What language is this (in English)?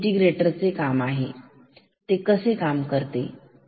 Marathi